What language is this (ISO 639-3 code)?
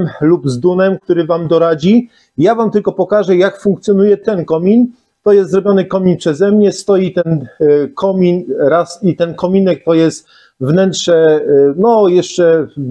pol